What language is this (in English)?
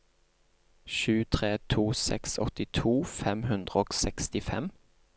Norwegian